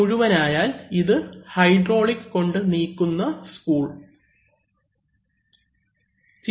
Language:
Malayalam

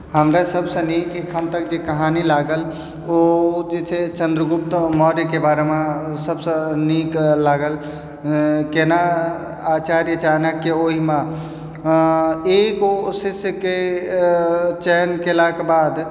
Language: Maithili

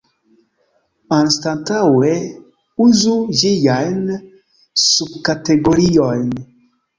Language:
Esperanto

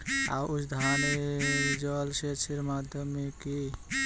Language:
Bangla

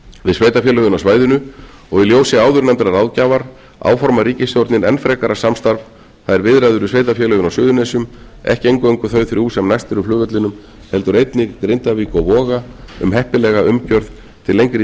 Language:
Icelandic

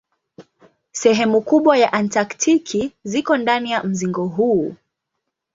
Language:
Swahili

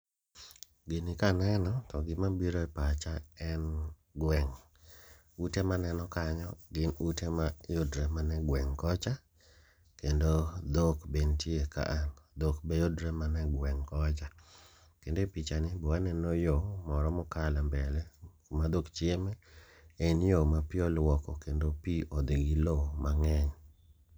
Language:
Luo (Kenya and Tanzania)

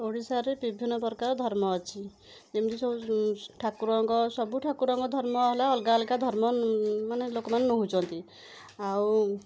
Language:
Odia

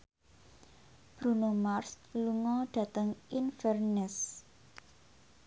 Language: Javanese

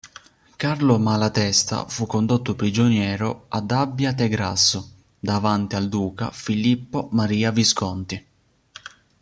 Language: Italian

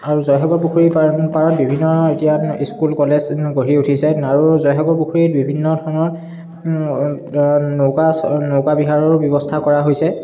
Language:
Assamese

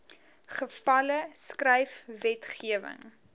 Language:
Afrikaans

